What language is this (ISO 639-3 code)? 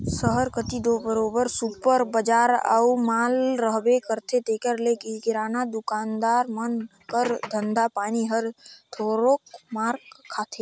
hne